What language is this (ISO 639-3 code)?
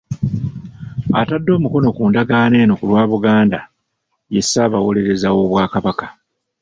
lug